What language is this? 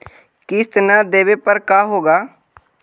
Magahi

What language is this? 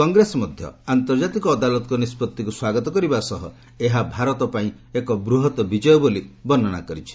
Odia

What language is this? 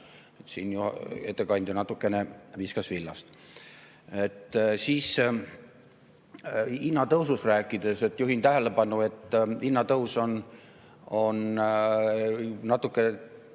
Estonian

